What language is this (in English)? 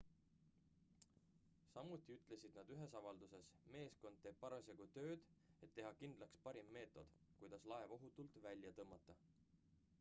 Estonian